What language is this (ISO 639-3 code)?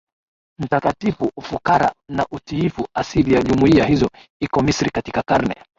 swa